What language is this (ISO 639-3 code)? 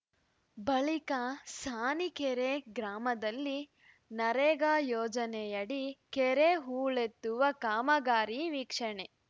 kan